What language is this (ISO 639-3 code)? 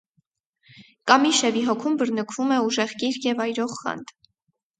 hye